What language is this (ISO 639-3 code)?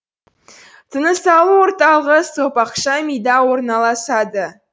kaz